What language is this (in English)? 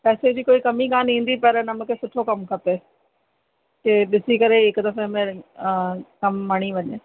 Sindhi